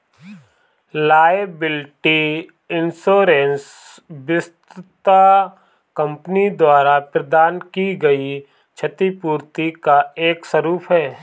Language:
Hindi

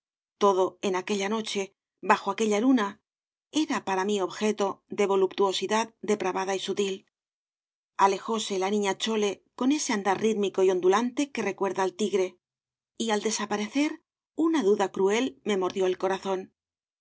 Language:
Spanish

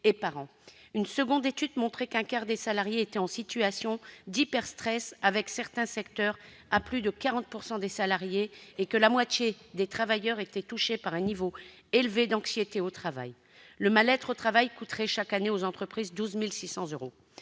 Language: French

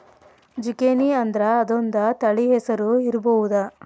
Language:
Kannada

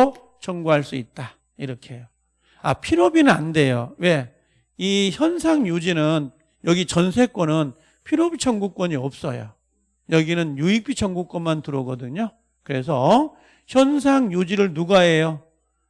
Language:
Korean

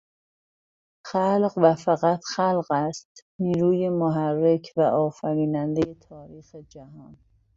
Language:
Persian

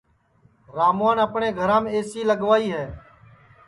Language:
Sansi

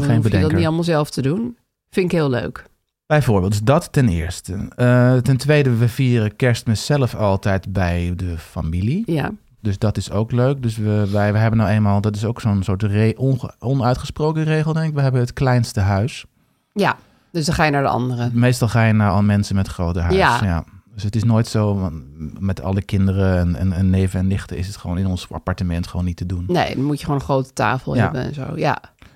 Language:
Dutch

